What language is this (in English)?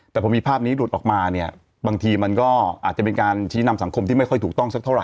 Thai